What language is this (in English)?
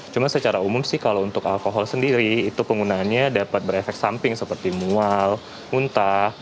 Indonesian